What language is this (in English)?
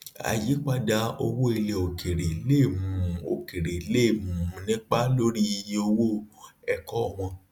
Yoruba